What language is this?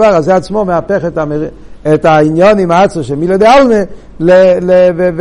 Hebrew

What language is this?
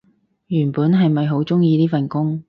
Cantonese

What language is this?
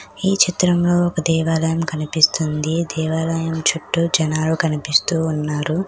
Telugu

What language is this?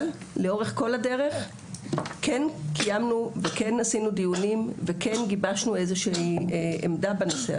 Hebrew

